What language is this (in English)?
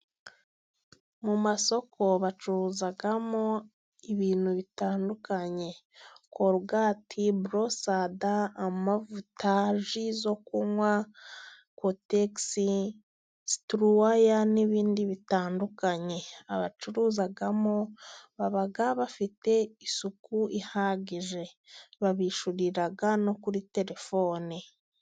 Kinyarwanda